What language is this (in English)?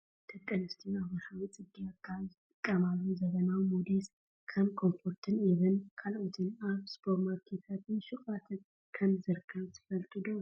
Tigrinya